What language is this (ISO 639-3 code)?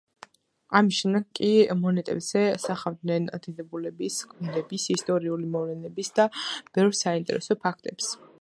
kat